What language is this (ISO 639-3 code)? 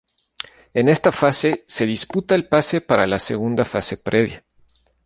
spa